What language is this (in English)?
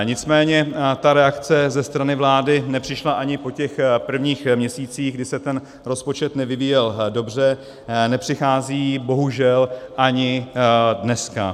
Czech